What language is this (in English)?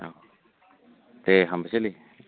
Bodo